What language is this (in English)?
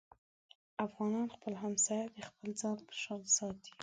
Pashto